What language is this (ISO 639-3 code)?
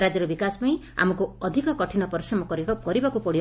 ori